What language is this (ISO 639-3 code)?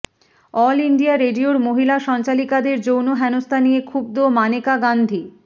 ben